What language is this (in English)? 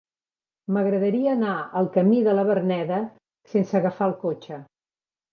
Catalan